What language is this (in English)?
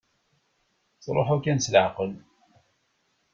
Kabyle